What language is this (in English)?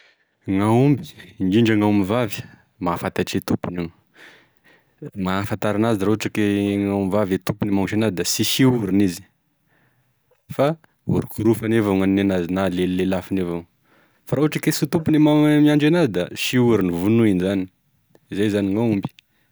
Tesaka Malagasy